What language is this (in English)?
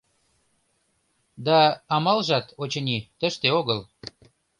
Mari